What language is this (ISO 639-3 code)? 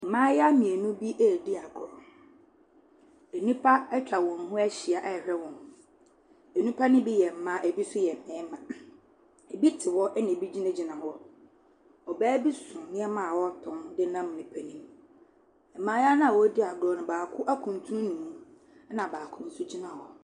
aka